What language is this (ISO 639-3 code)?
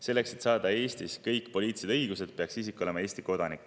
est